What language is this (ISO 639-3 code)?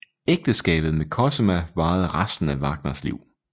dan